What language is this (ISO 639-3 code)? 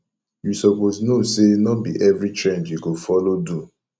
pcm